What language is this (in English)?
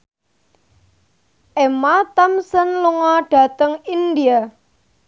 Javanese